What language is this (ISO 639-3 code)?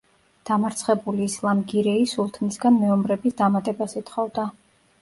kat